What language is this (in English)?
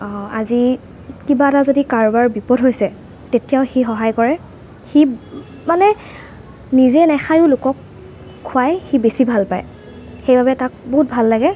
Assamese